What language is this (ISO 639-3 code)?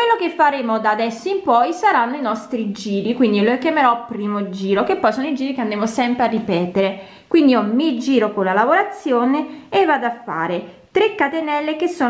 ita